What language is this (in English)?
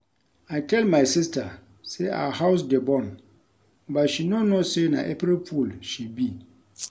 Nigerian Pidgin